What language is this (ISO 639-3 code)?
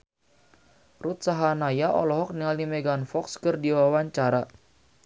sun